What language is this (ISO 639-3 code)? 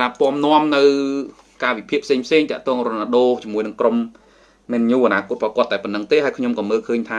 vie